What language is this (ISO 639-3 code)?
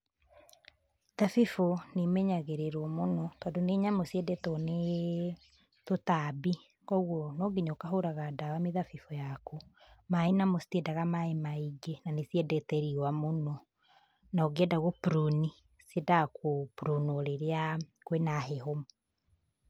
kik